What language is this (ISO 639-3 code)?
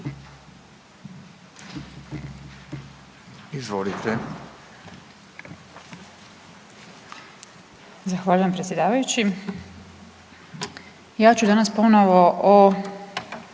hrv